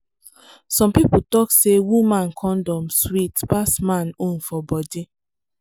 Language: Nigerian Pidgin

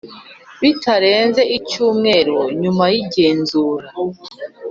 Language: Kinyarwanda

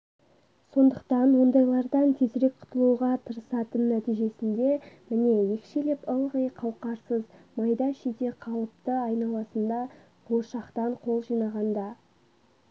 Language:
Kazakh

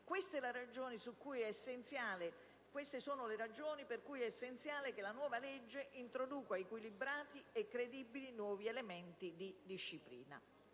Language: Italian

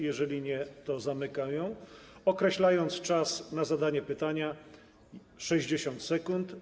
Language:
Polish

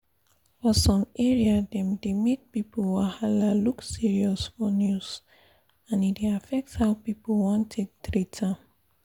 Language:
Nigerian Pidgin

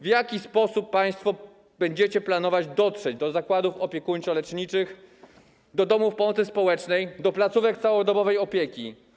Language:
Polish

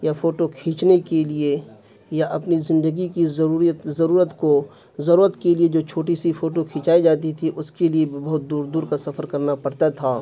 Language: Urdu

